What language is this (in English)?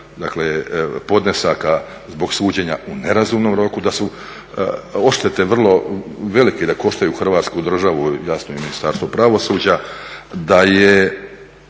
Croatian